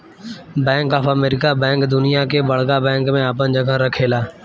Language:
Bhojpuri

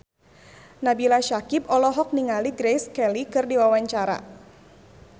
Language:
Sundanese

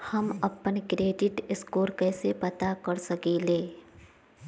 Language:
Magahi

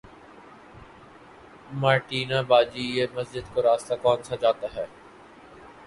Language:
Urdu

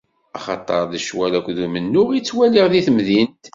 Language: Kabyle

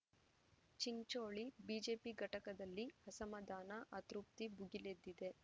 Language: Kannada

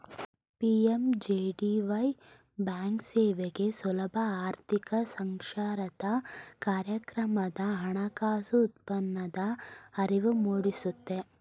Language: Kannada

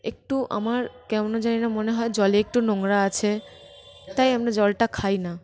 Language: Bangla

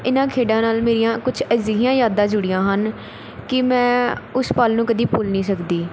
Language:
Punjabi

